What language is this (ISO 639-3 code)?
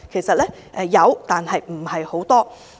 yue